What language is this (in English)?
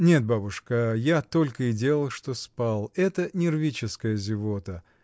Russian